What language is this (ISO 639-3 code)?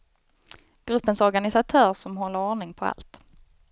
swe